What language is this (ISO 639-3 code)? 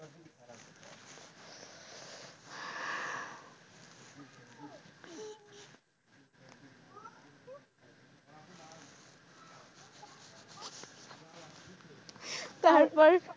ben